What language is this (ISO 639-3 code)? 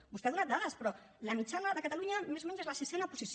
cat